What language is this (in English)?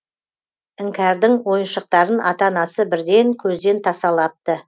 Kazakh